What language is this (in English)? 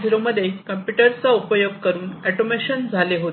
Marathi